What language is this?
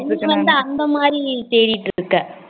Tamil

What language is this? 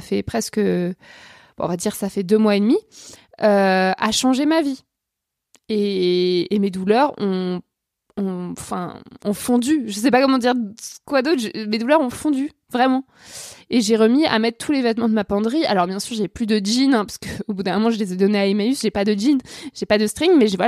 French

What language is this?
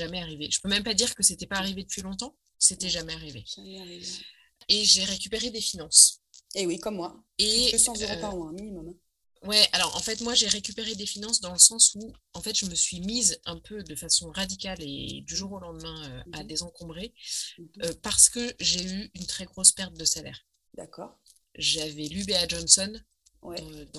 French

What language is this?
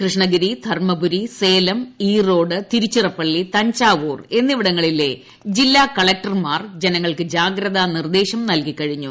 Malayalam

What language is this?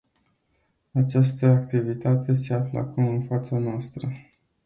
Romanian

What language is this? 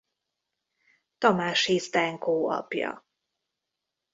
Hungarian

